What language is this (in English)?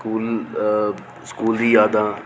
Dogri